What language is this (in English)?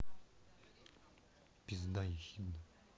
Russian